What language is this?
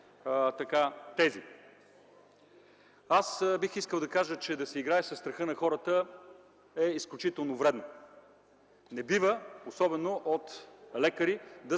Bulgarian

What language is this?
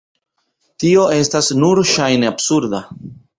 Esperanto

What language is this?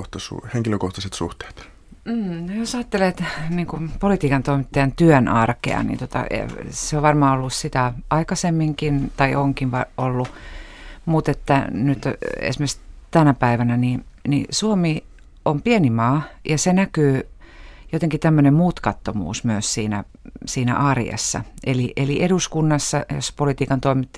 Finnish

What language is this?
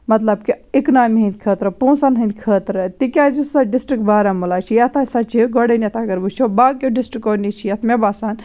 Kashmiri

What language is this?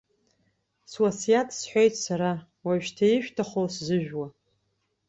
Abkhazian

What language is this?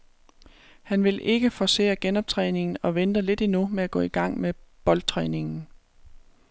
Danish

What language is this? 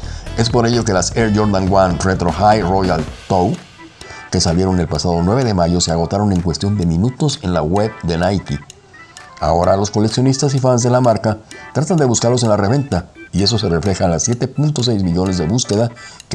Spanish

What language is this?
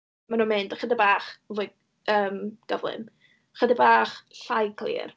Welsh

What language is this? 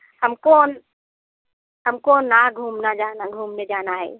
Hindi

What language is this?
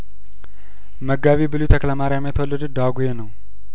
Amharic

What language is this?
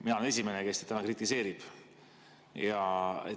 Estonian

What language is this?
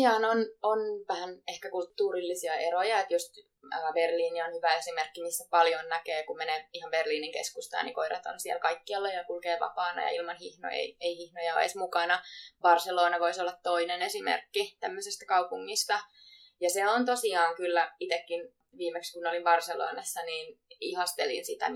Finnish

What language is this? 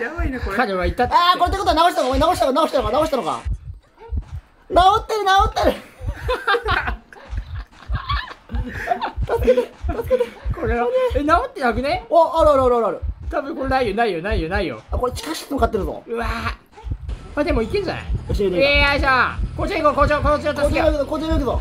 Japanese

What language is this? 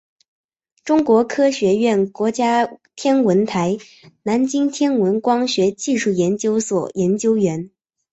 Chinese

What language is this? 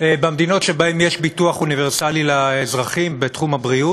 Hebrew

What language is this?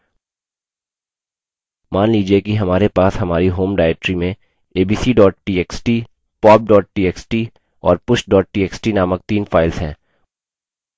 Hindi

